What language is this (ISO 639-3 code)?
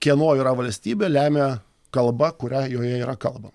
lit